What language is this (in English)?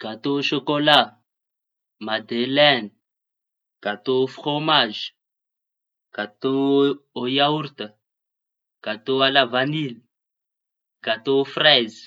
Tanosy Malagasy